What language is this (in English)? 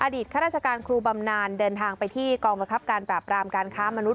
Thai